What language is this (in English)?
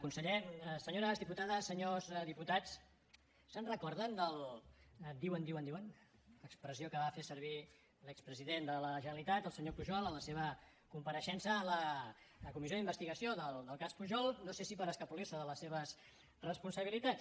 Catalan